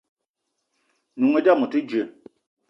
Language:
Eton (Cameroon)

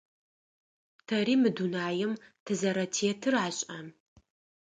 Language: Adyghe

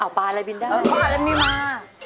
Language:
Thai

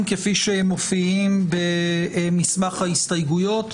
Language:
Hebrew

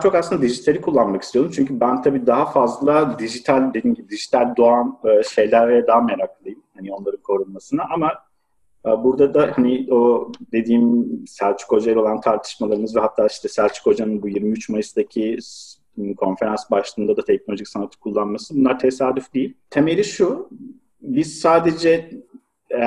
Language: Turkish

